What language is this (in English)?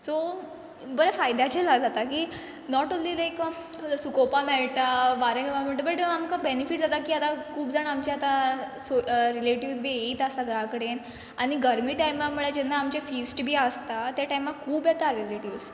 Konkani